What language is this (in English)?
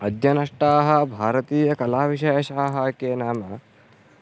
Sanskrit